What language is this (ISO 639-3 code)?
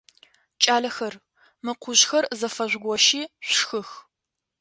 ady